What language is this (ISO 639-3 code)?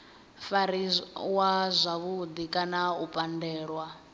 ven